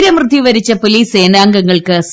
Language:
Malayalam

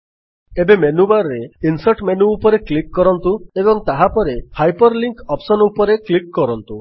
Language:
Odia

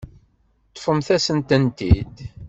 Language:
Kabyle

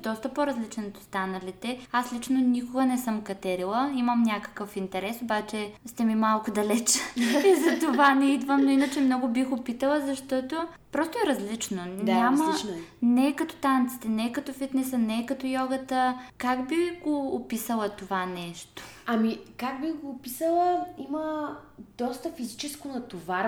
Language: Bulgarian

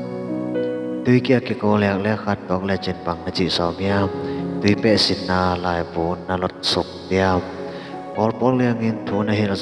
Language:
Thai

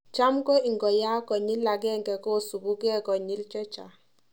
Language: Kalenjin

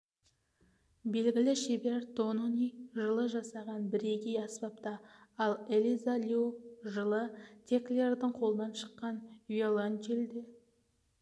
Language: Kazakh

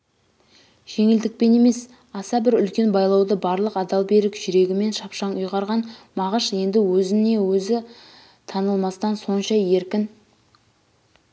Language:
Kazakh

